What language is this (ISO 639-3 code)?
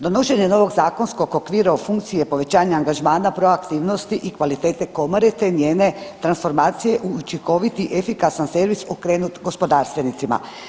hrv